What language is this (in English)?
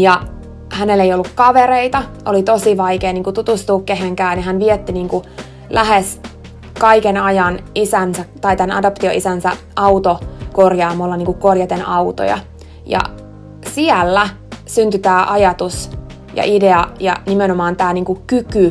Finnish